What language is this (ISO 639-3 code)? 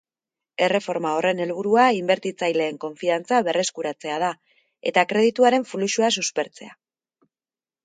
eus